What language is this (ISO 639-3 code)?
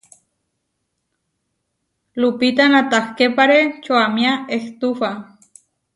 var